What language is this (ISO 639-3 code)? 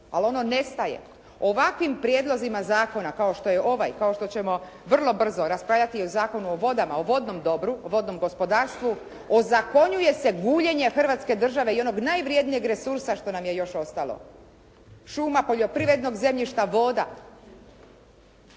hrv